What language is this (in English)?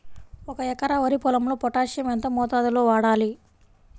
Telugu